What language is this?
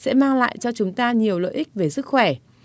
Vietnamese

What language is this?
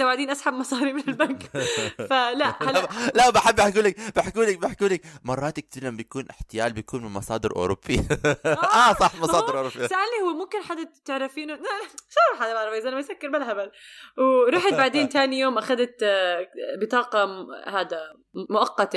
Arabic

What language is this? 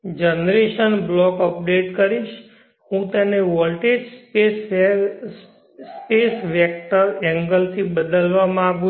Gujarati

